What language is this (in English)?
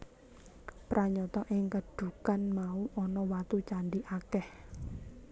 Javanese